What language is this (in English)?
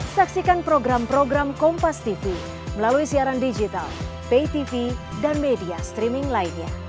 Indonesian